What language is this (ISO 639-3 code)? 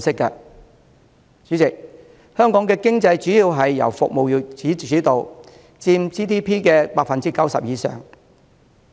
yue